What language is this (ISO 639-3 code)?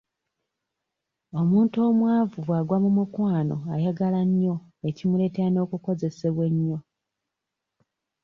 lug